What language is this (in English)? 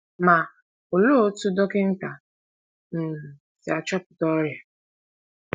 Igbo